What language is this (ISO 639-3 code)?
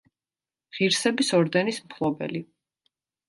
kat